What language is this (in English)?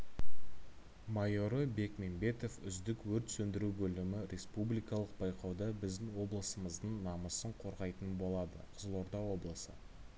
Kazakh